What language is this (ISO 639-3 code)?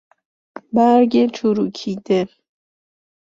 fas